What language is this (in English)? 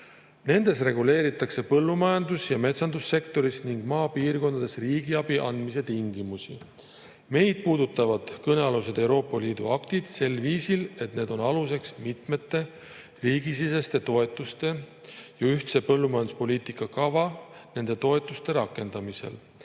Estonian